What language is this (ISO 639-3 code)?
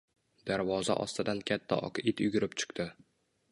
uzb